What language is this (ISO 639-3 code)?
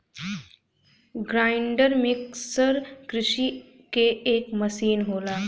bho